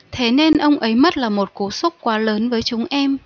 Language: Vietnamese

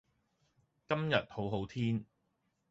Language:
Cantonese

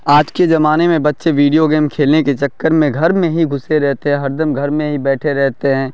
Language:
Urdu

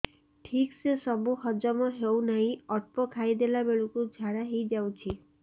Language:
Odia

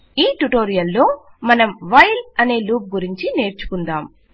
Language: Telugu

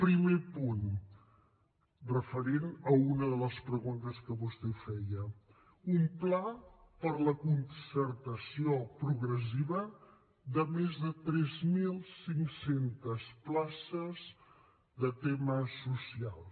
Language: Catalan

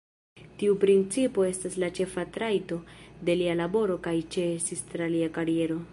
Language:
Esperanto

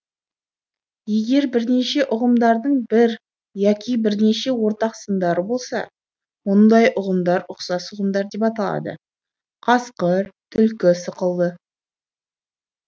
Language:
Kazakh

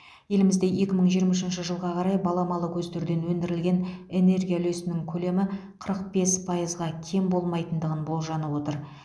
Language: Kazakh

